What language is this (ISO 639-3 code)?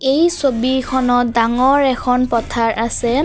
asm